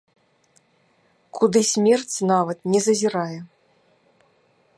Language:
Belarusian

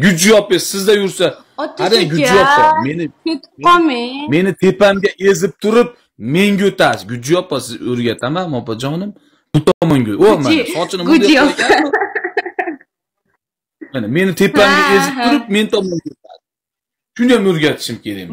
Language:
Turkish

